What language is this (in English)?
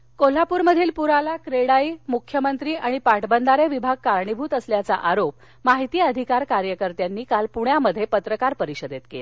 Marathi